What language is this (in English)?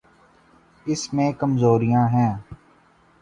Urdu